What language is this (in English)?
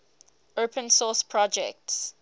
English